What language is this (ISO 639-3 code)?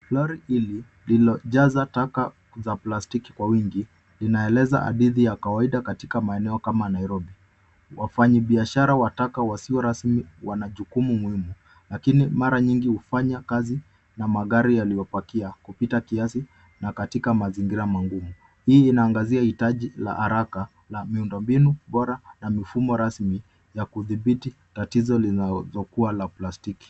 swa